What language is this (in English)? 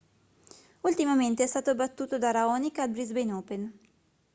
Italian